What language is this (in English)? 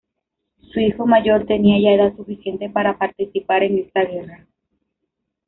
Spanish